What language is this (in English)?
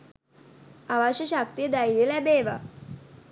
Sinhala